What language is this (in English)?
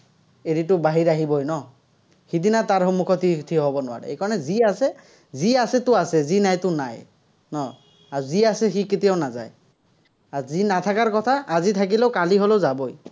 Assamese